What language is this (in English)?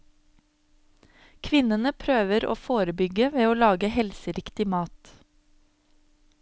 Norwegian